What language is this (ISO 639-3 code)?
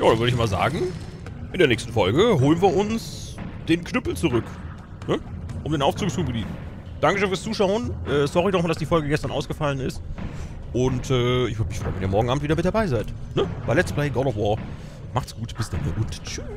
deu